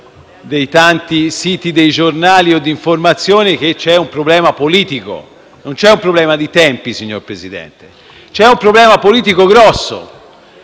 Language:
Italian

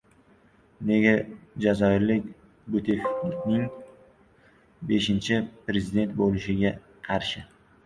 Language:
Uzbek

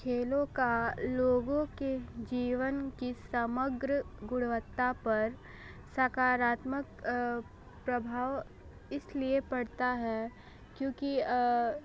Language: Hindi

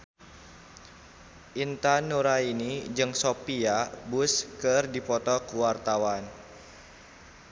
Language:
Sundanese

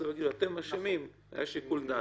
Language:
Hebrew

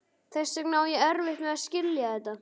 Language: Icelandic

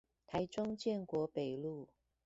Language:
Chinese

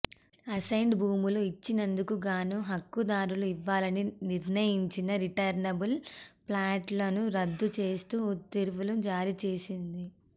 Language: Telugu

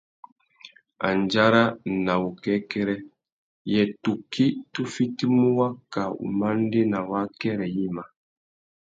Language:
Tuki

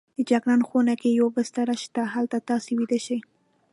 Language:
Pashto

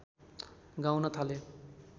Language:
Nepali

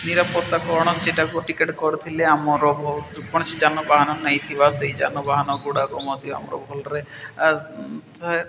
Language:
Odia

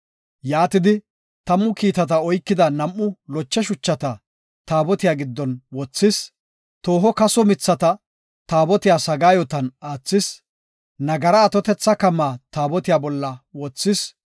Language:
Gofa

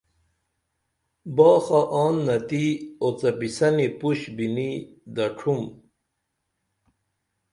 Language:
Dameli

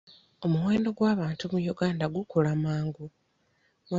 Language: Ganda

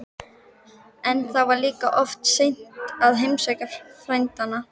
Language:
Icelandic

